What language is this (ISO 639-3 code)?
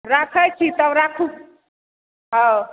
mai